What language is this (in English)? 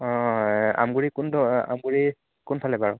Assamese